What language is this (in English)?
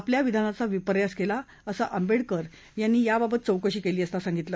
Marathi